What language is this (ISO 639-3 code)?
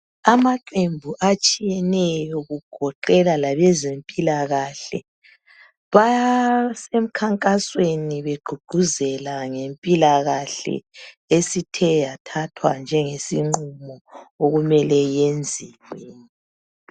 nde